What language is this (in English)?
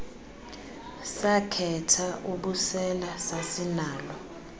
Xhosa